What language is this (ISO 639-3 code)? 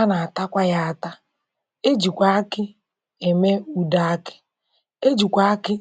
ibo